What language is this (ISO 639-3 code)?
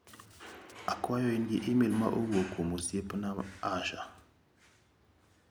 luo